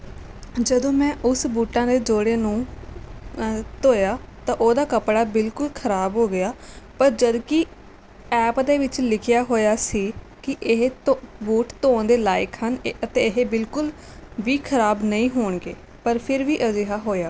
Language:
Punjabi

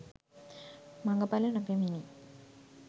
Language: Sinhala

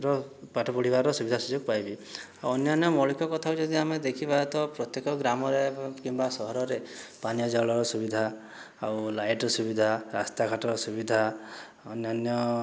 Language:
Odia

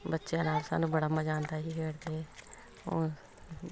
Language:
Punjabi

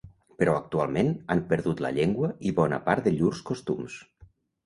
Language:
Catalan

